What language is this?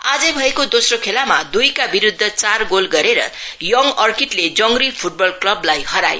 Nepali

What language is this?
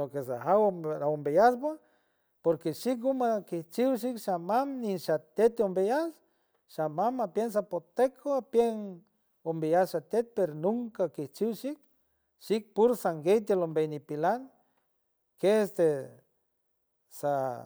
San Francisco Del Mar Huave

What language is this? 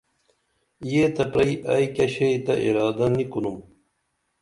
Dameli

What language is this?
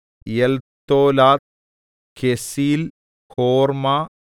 Malayalam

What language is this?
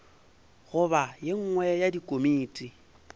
Northern Sotho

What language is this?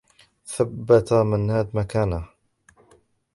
Arabic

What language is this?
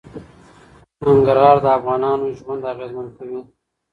Pashto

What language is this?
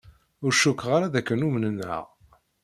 Kabyle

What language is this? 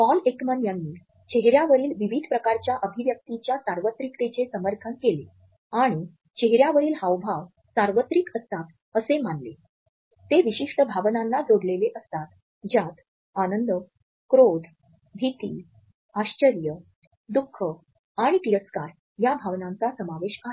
Marathi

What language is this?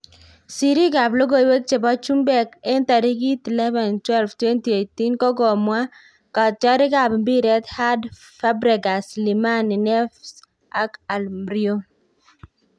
Kalenjin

